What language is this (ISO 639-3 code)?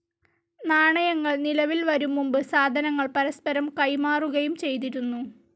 mal